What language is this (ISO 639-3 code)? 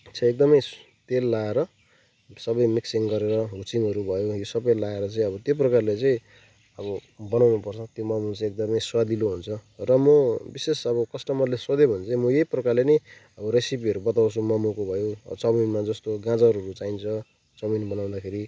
nep